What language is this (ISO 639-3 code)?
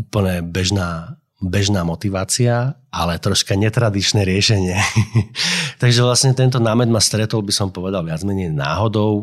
slk